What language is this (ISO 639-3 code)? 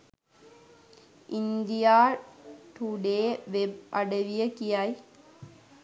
sin